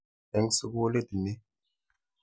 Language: Kalenjin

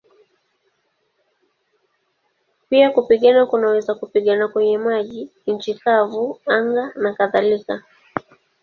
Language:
Swahili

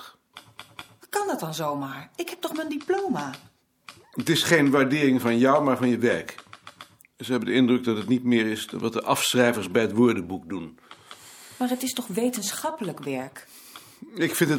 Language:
Dutch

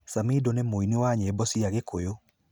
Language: Kikuyu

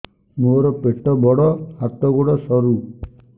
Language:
Odia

